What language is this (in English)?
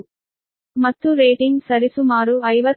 Kannada